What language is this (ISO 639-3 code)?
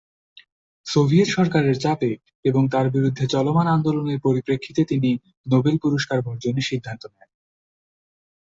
ben